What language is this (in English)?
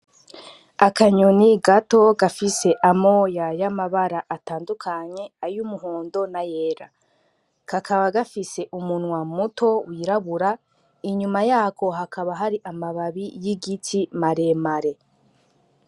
Rundi